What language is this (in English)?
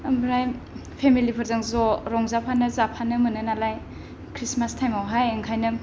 Bodo